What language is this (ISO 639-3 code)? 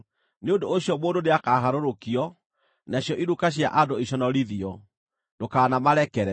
kik